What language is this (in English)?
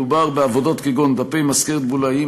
Hebrew